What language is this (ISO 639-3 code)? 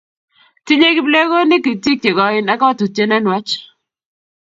kln